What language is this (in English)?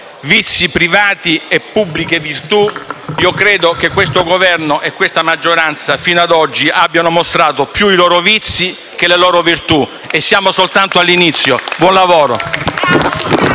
Italian